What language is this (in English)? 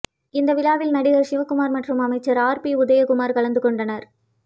Tamil